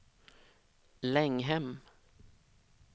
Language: Swedish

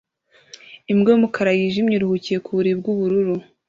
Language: Kinyarwanda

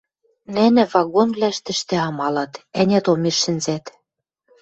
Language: Western Mari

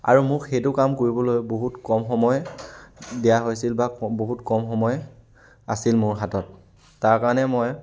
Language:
Assamese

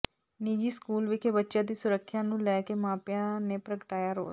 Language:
Punjabi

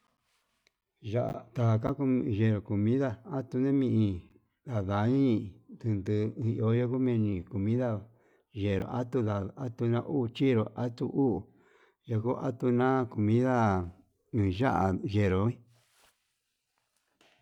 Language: Yutanduchi Mixtec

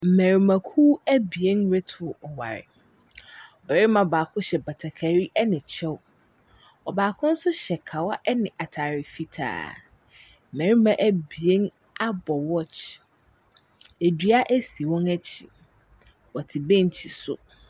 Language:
Akan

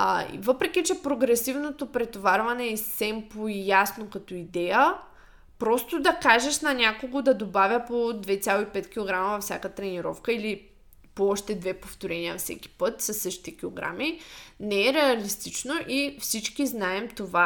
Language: Bulgarian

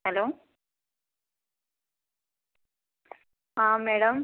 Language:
Malayalam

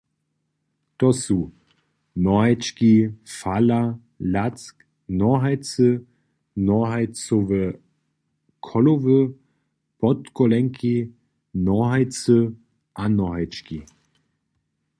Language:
Upper Sorbian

